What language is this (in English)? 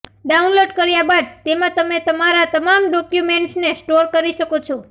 Gujarati